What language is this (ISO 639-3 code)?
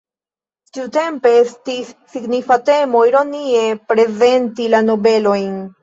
epo